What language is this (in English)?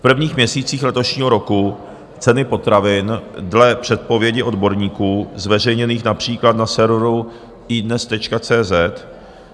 Czech